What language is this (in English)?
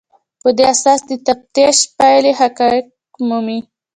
Pashto